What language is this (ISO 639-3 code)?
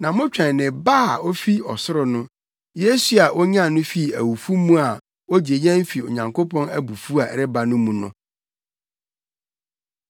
aka